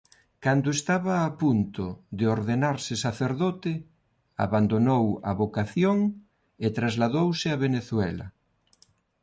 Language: Galician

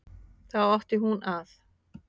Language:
Icelandic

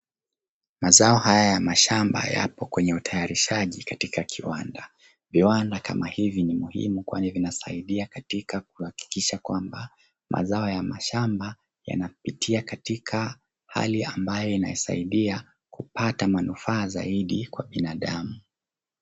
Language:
Swahili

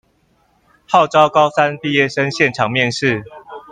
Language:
Chinese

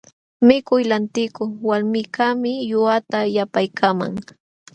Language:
Jauja Wanca Quechua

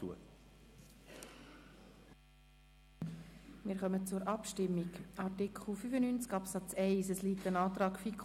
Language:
Swiss German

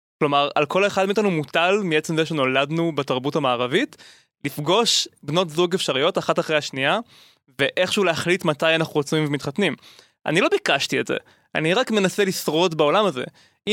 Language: Hebrew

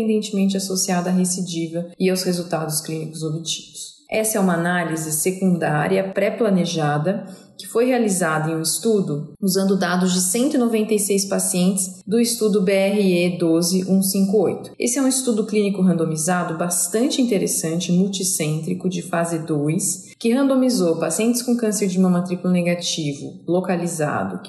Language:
Portuguese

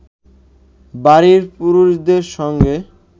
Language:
Bangla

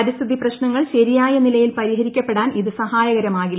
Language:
Malayalam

